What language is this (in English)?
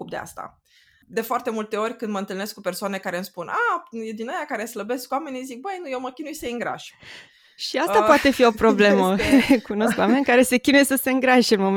Romanian